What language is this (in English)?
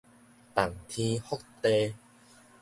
Min Nan Chinese